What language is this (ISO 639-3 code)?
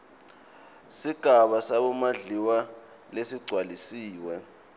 ssw